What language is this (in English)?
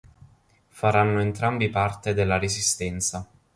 Italian